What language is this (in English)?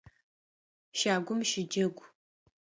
Adyghe